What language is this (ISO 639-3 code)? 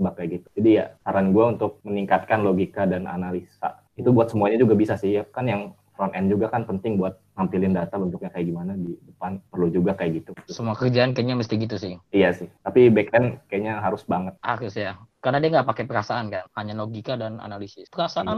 ind